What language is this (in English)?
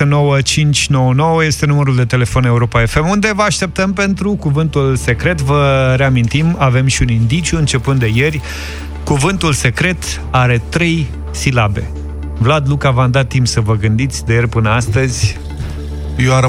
Romanian